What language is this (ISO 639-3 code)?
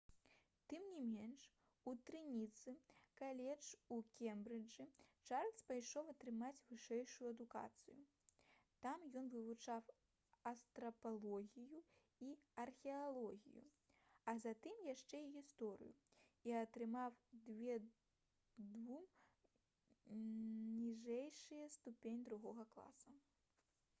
bel